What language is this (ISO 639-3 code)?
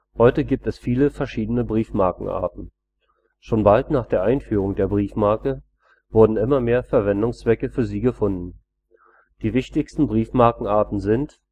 deu